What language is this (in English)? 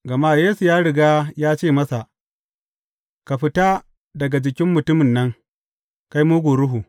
Hausa